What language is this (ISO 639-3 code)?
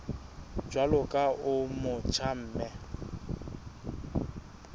sot